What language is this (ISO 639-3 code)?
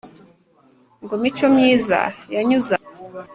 kin